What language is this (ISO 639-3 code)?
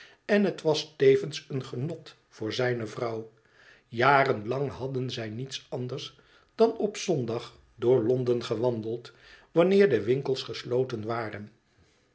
nld